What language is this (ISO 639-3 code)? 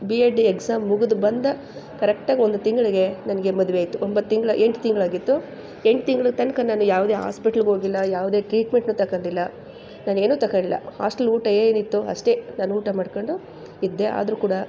kan